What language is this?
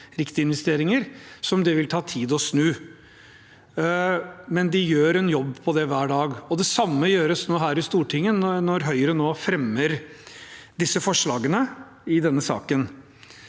Norwegian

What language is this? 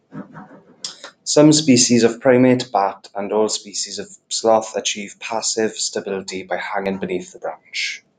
English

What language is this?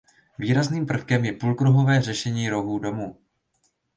Czech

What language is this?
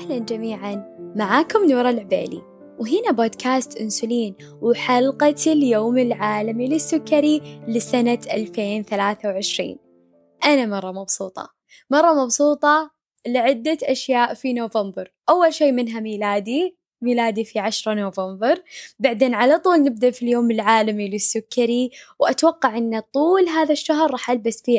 Arabic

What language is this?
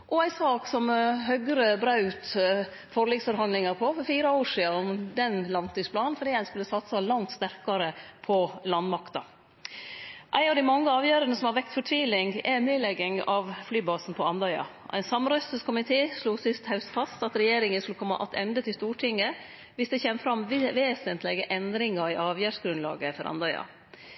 Norwegian Nynorsk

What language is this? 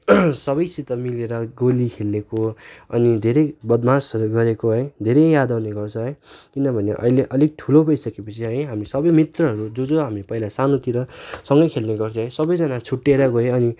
Nepali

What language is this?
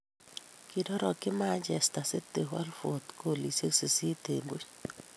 Kalenjin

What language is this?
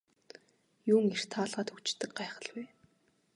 Mongolian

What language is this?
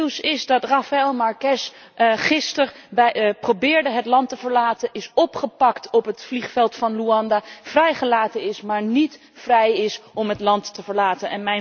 Dutch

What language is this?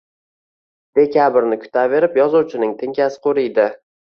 Uzbek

